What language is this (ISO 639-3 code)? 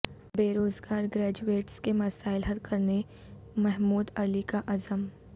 urd